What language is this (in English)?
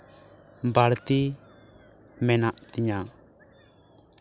Santali